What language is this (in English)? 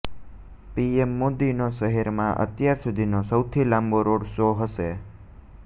Gujarati